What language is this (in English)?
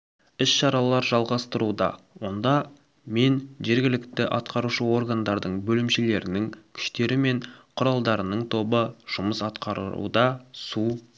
Kazakh